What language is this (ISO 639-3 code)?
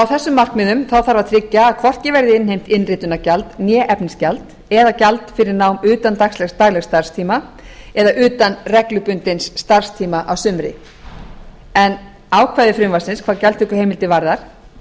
isl